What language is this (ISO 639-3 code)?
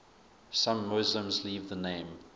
eng